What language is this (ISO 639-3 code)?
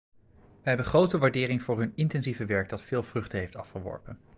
nld